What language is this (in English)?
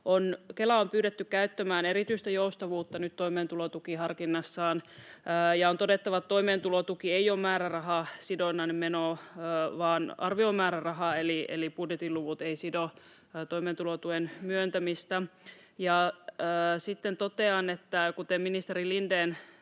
Finnish